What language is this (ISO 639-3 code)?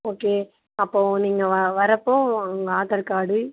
tam